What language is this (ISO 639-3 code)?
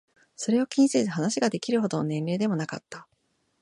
jpn